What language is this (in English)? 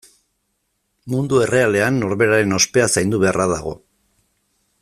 Basque